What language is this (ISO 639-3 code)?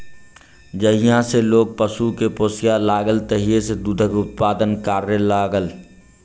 mai